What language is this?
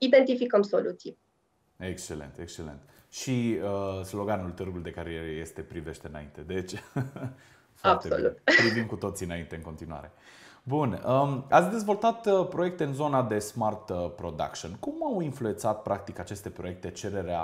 Romanian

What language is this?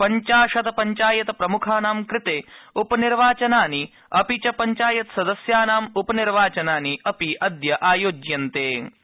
Sanskrit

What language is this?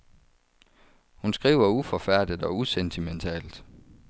Danish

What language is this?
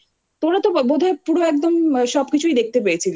Bangla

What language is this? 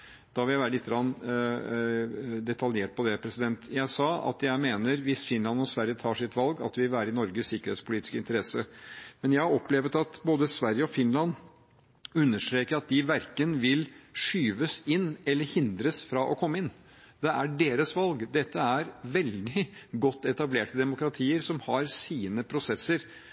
Norwegian Bokmål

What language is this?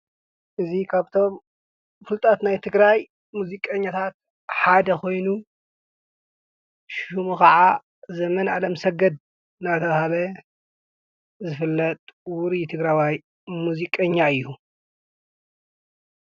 Tigrinya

